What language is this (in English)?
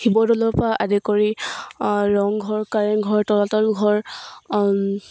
Assamese